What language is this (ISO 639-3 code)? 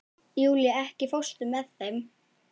isl